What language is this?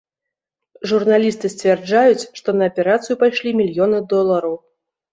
Belarusian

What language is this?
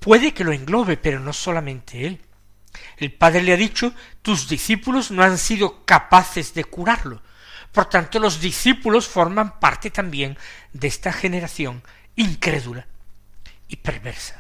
Spanish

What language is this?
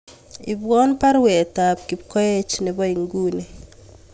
Kalenjin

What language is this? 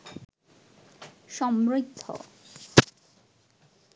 Bangla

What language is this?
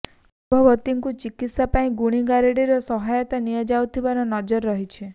Odia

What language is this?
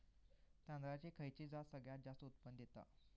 Marathi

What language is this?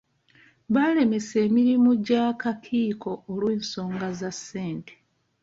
Ganda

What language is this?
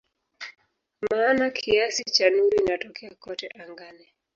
Swahili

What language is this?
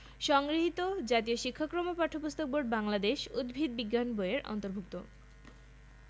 Bangla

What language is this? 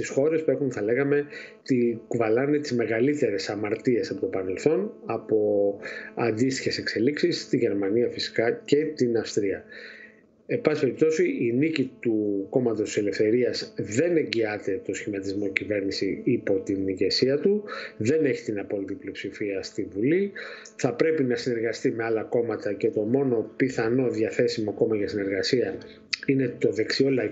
Greek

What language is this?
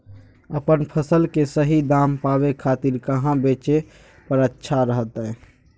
Magahi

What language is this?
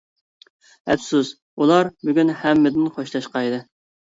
Uyghur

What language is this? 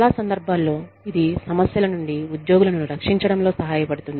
Telugu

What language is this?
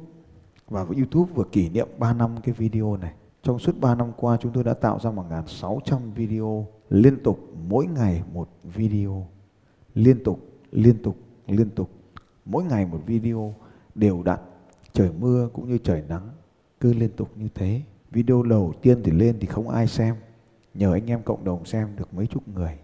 Vietnamese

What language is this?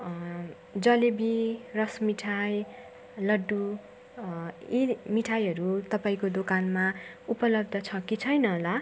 Nepali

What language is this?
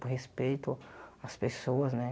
Portuguese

